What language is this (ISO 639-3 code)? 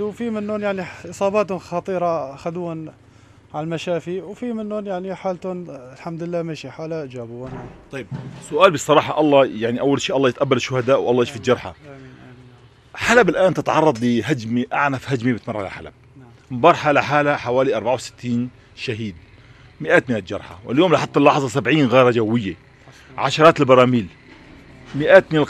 ara